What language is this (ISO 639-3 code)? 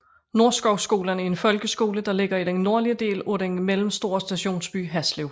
dan